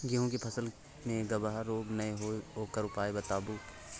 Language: Maithili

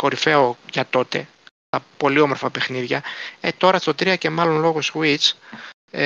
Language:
Greek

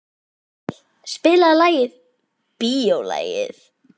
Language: Icelandic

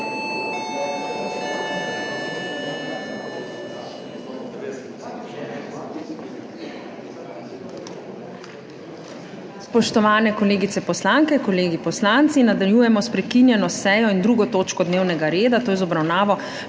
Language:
Slovenian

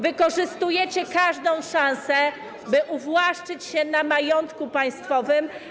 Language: Polish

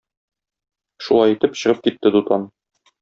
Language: Tatar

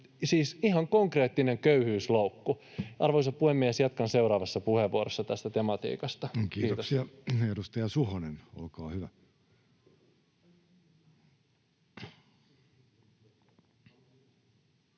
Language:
Finnish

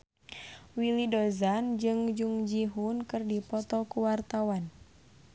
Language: Sundanese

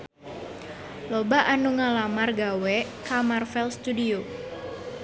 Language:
Sundanese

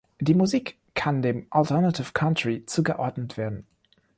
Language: German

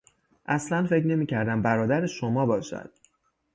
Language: Persian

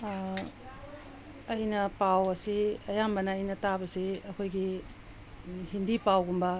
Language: Manipuri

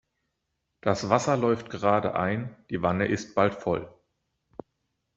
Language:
German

